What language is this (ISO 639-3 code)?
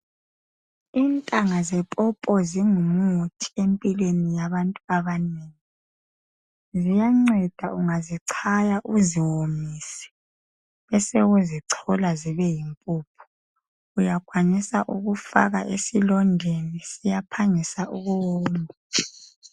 nde